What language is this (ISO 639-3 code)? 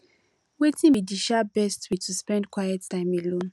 pcm